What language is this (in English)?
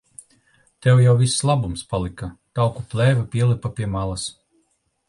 Latvian